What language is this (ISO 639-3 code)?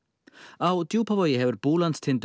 isl